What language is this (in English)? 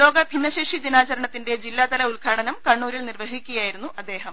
Malayalam